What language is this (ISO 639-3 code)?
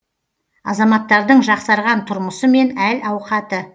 kaz